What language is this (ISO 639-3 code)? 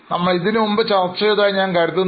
mal